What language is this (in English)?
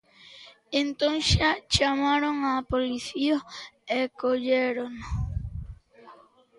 Galician